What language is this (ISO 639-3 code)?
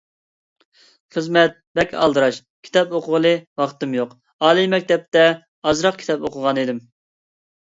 uig